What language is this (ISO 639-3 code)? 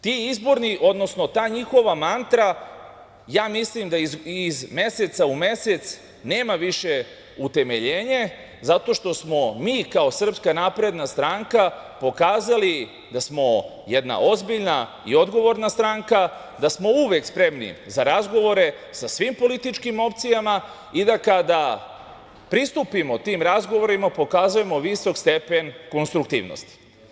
srp